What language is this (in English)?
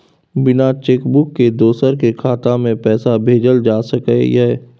Maithili